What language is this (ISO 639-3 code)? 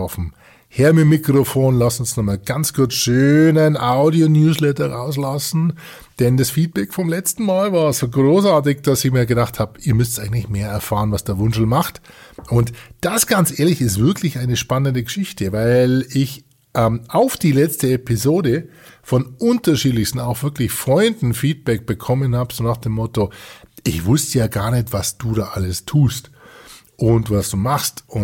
deu